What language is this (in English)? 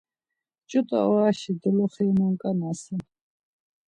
Laz